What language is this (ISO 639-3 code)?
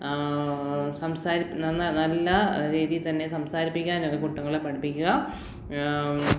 mal